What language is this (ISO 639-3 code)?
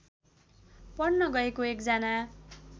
nep